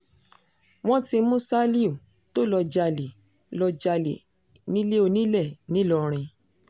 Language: Yoruba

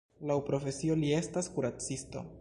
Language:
Esperanto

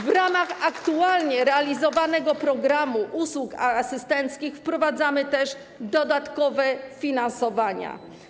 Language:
Polish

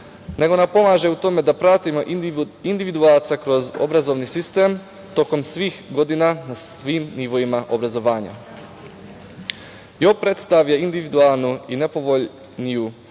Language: Serbian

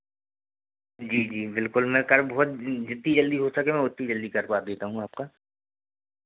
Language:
Hindi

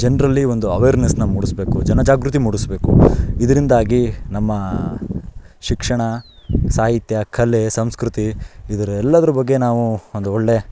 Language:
Kannada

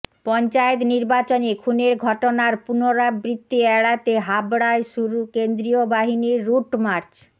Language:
Bangla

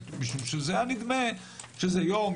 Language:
Hebrew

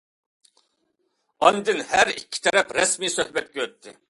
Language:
Uyghur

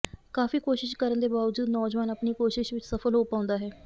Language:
Punjabi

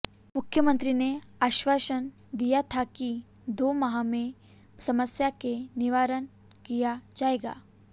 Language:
Hindi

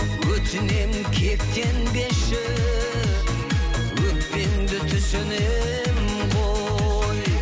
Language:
Kazakh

